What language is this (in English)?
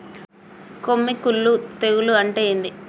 Telugu